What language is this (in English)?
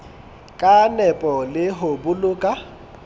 Southern Sotho